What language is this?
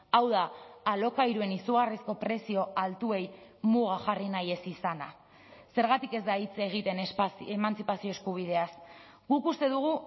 Basque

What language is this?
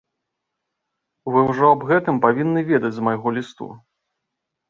Belarusian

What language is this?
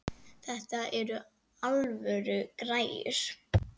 Icelandic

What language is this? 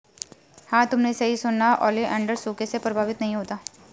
Hindi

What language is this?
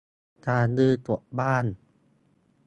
Thai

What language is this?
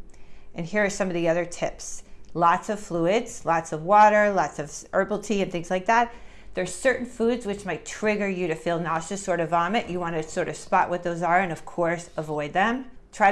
English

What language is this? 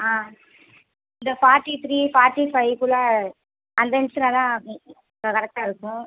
Tamil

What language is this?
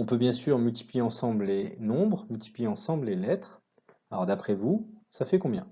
French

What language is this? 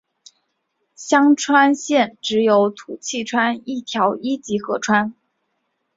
Chinese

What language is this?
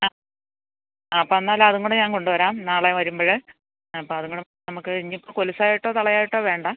Malayalam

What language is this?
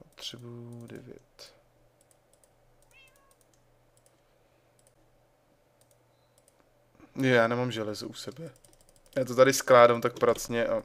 Czech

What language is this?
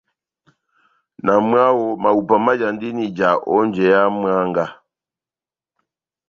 Batanga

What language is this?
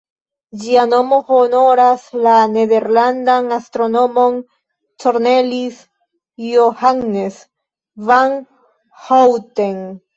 Esperanto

